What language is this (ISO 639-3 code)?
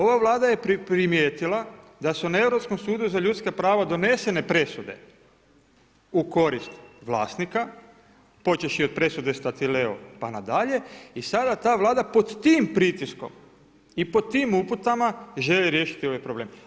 hrv